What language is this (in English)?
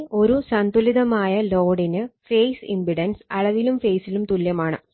Malayalam